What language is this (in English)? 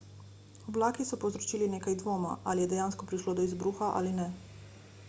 Slovenian